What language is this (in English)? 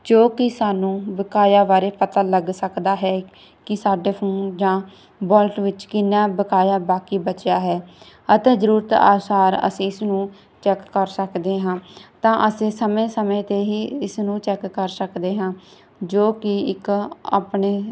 Punjabi